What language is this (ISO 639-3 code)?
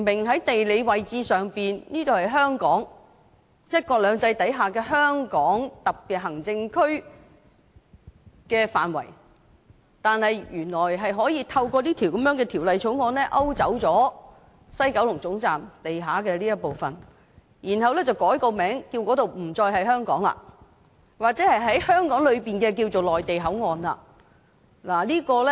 yue